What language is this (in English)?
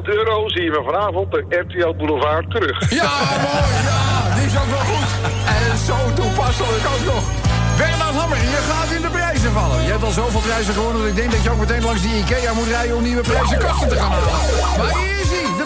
Dutch